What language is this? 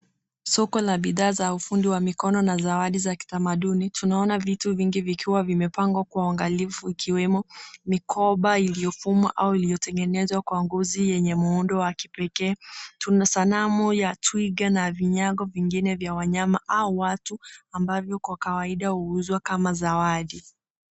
Swahili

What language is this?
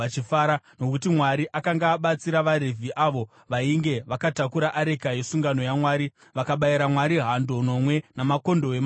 Shona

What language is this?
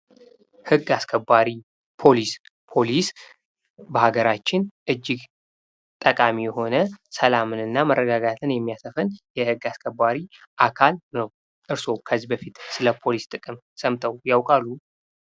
Amharic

